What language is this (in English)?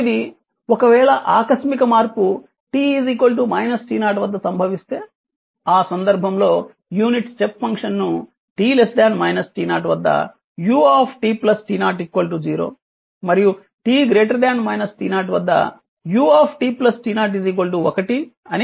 Telugu